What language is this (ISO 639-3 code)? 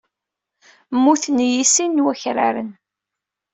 kab